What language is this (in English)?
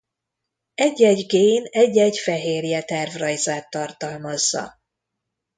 Hungarian